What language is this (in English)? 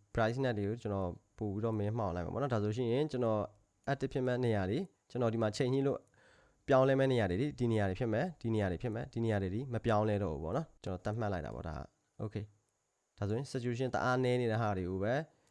Korean